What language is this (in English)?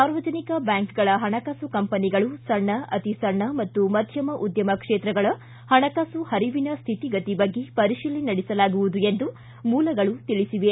Kannada